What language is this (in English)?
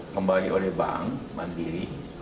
Indonesian